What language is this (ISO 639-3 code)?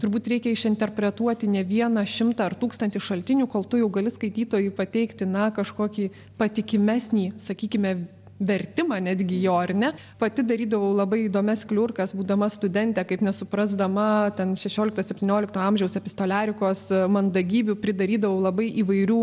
lit